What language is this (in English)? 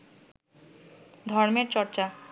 Bangla